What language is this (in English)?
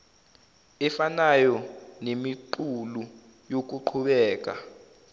Zulu